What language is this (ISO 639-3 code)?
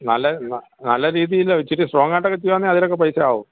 mal